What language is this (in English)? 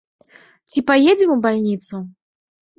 Belarusian